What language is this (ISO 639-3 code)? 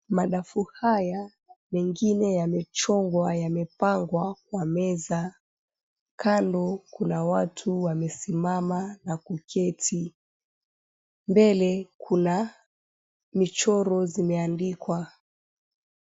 swa